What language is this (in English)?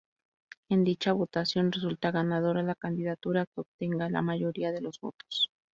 Spanish